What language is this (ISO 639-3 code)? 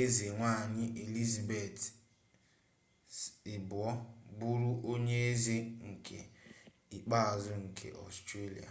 ibo